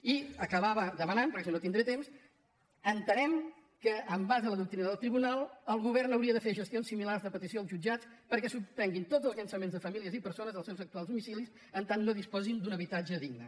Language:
Catalan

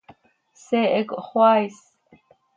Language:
Seri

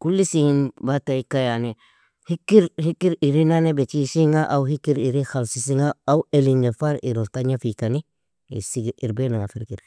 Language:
Nobiin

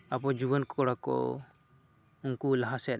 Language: Santali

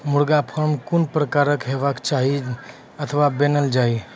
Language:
Maithili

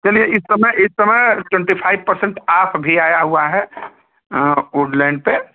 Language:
Hindi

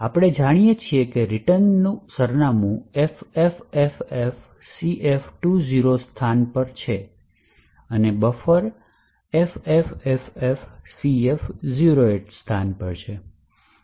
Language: Gujarati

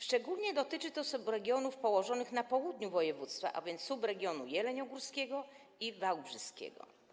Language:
Polish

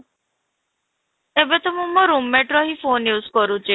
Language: Odia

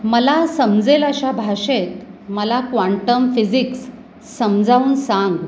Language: Marathi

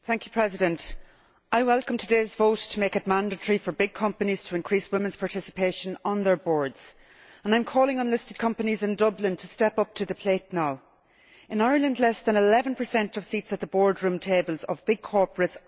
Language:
English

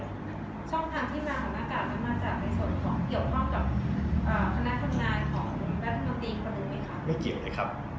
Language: Thai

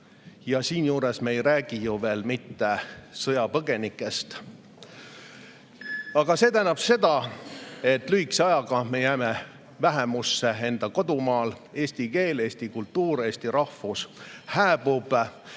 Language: Estonian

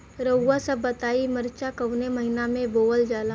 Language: Bhojpuri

